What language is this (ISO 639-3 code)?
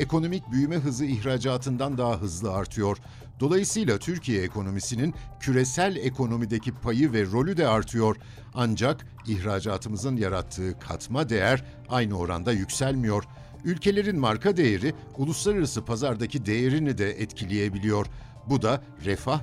tur